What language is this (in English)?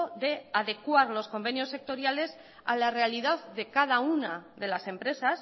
Spanish